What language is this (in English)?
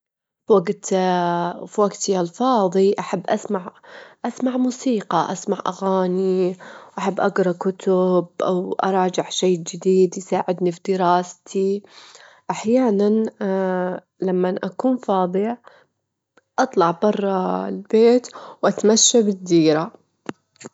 Gulf Arabic